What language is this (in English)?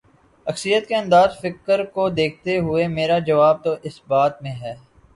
Urdu